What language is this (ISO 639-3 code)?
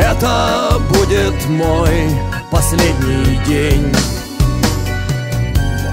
rus